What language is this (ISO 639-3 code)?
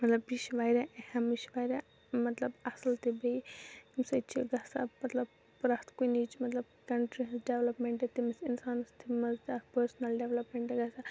kas